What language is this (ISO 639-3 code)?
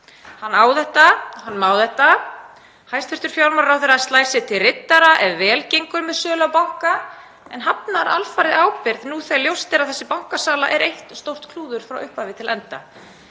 isl